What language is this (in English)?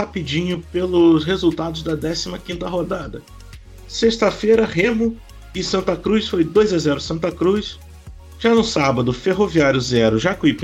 Portuguese